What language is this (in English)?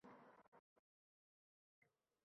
Uzbek